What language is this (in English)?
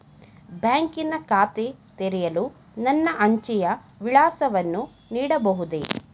Kannada